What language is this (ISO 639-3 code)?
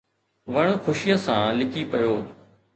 snd